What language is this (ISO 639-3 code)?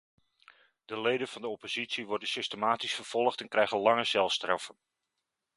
nld